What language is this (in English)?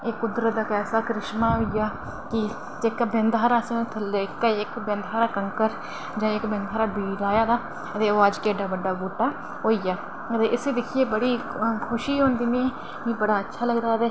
Dogri